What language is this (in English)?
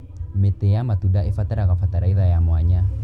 Kikuyu